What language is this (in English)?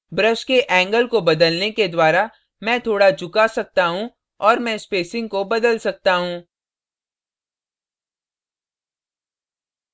Hindi